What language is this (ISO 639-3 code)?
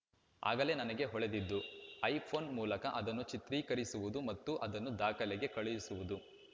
kan